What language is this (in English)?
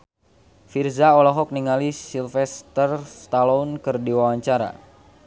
Sundanese